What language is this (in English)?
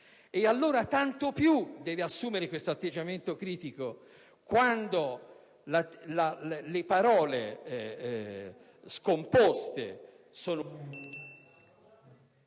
Italian